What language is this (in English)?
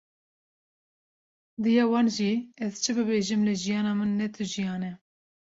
Kurdish